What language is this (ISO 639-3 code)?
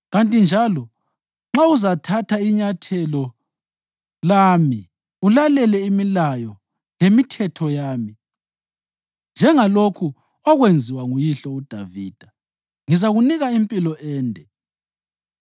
nde